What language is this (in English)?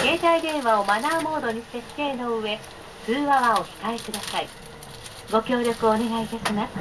Japanese